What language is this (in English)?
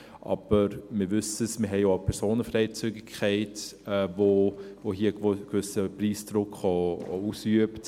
Swiss German